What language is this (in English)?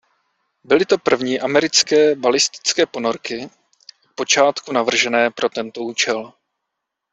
Czech